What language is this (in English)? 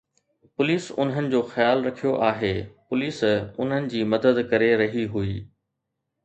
Sindhi